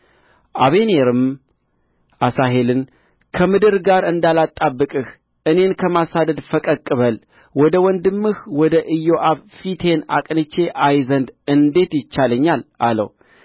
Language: Amharic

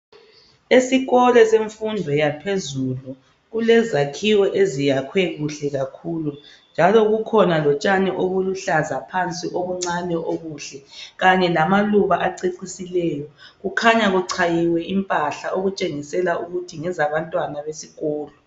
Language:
North Ndebele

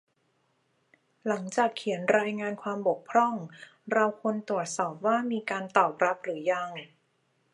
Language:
Thai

